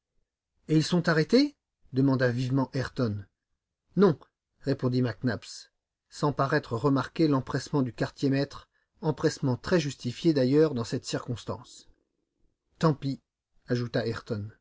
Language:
French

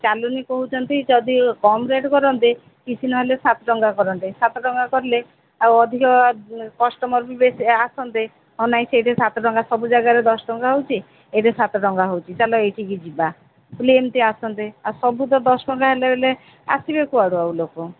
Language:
Odia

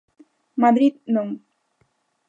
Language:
Galician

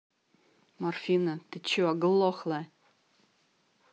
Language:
Russian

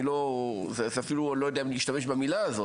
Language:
Hebrew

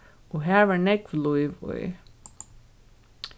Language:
Faroese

